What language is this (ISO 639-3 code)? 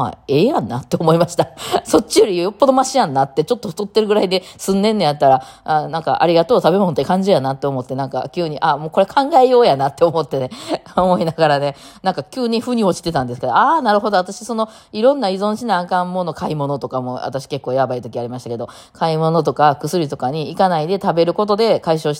jpn